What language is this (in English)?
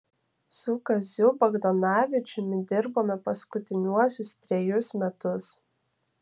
Lithuanian